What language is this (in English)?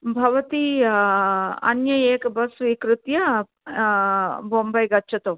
Sanskrit